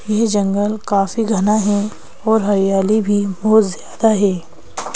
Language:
Hindi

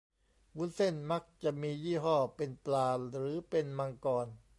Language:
Thai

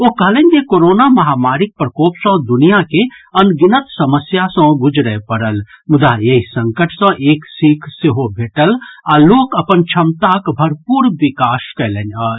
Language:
Maithili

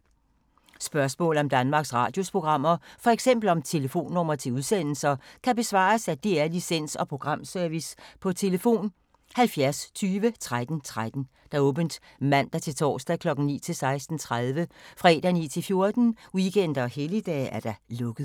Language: Danish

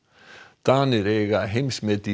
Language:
Icelandic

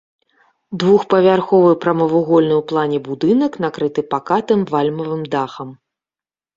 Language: Belarusian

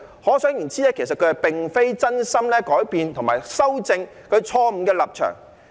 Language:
Cantonese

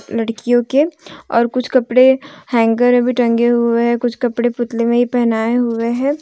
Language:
Hindi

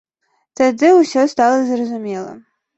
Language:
Belarusian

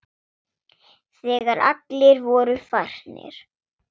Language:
Icelandic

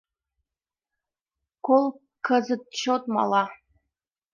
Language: Mari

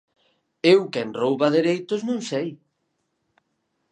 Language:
Galician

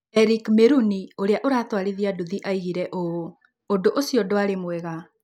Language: Kikuyu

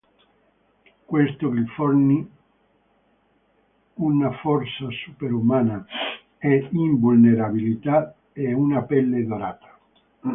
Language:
Italian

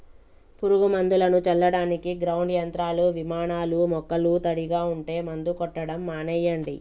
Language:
Telugu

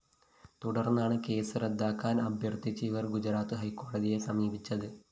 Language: Malayalam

